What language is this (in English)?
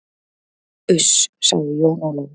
Icelandic